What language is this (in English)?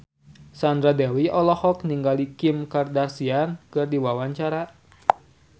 Sundanese